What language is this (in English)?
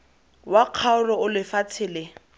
Tswana